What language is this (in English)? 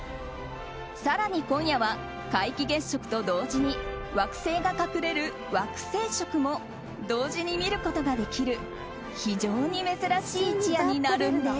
Japanese